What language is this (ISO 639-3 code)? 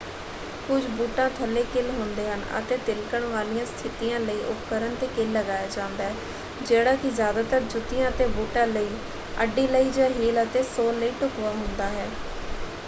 pan